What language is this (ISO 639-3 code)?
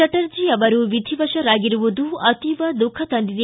kan